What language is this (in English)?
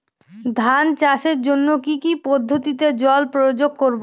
Bangla